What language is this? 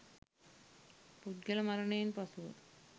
Sinhala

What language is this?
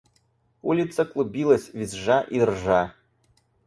Russian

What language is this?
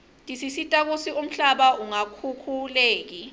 Swati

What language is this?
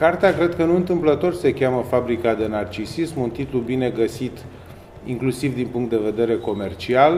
Romanian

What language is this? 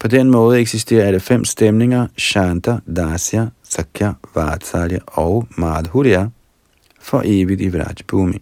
Danish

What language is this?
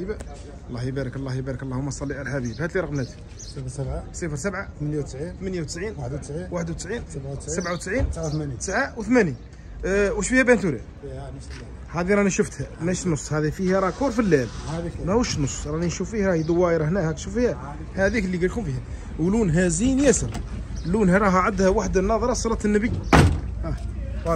Arabic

